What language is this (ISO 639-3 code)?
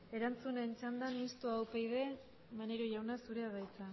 eus